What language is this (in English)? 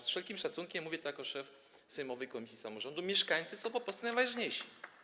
Polish